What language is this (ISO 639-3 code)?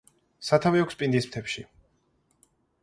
kat